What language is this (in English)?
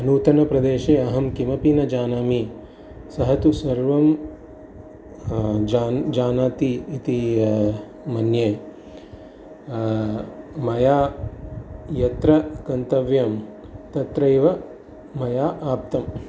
Sanskrit